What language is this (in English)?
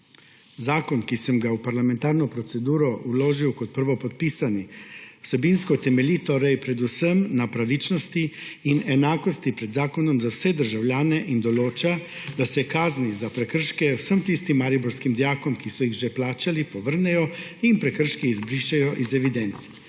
Slovenian